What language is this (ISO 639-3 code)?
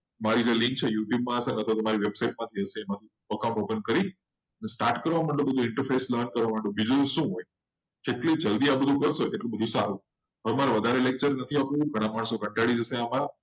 guj